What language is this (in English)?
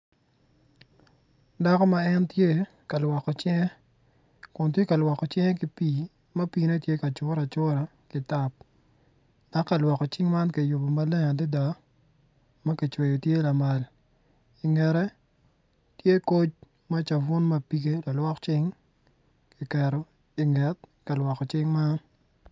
Acoli